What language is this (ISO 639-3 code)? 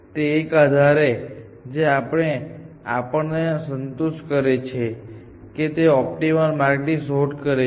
guj